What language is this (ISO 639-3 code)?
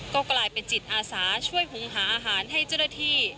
tha